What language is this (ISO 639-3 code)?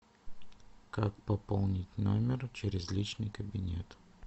rus